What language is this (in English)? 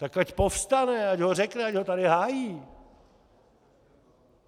Czech